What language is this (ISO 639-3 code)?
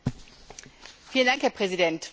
deu